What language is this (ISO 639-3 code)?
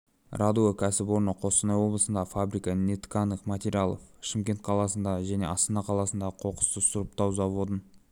kaz